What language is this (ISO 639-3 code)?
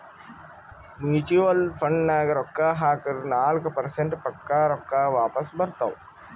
kan